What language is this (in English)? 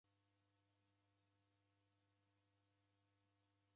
Taita